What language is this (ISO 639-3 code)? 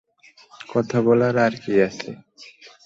ben